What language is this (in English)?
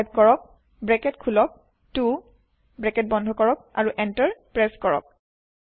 Assamese